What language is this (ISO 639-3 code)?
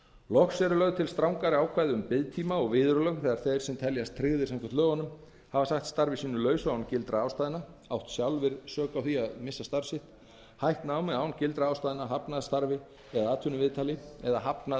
isl